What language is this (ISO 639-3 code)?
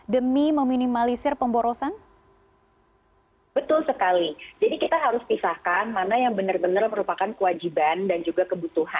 ind